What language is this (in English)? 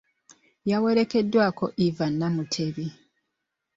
Ganda